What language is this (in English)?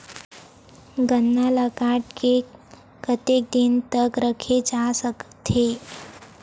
Chhattisgarhi